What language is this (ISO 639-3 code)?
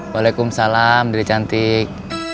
ind